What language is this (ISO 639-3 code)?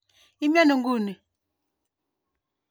kln